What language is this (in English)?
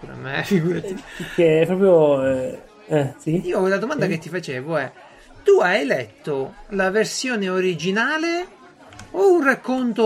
Italian